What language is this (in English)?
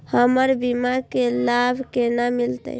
Maithili